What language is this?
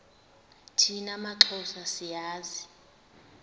Xhosa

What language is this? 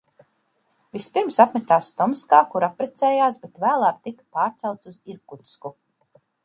Latvian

